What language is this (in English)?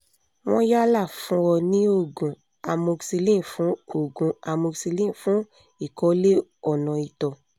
Yoruba